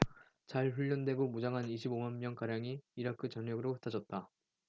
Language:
Korean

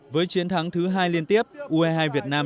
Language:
Vietnamese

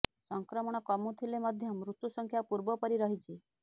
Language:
Odia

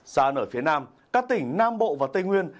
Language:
Vietnamese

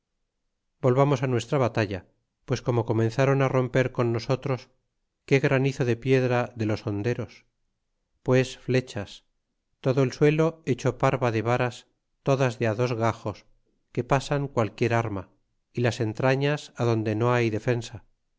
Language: Spanish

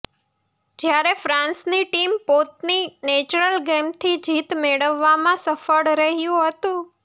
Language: Gujarati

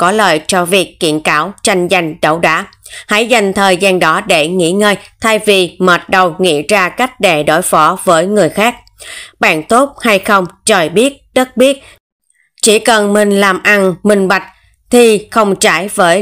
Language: Vietnamese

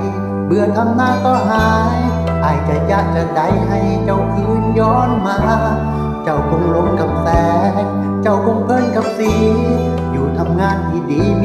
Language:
Thai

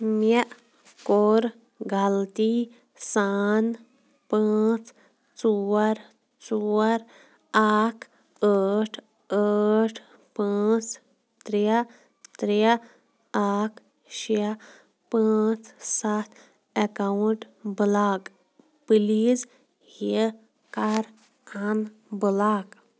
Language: Kashmiri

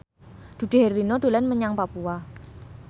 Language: Javanese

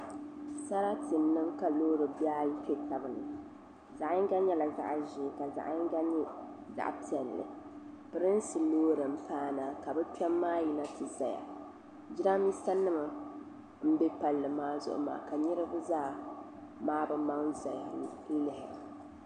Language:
Dagbani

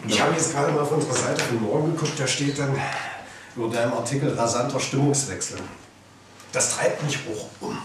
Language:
German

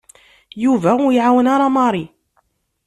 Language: Kabyle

